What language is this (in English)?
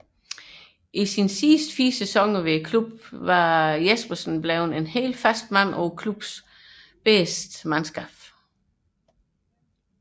Danish